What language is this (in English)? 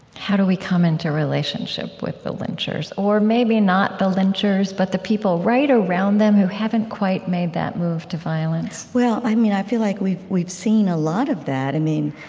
English